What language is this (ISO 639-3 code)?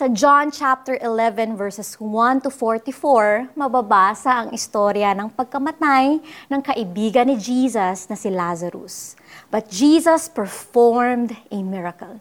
fil